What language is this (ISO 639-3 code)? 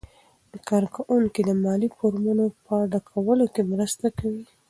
pus